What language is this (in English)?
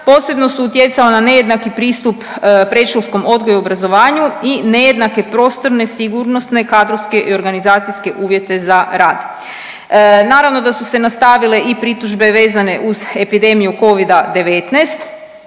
Croatian